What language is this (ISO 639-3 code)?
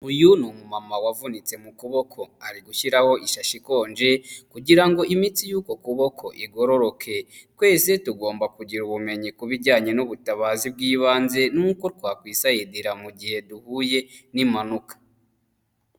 kin